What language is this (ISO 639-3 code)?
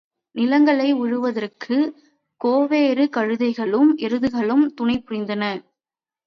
tam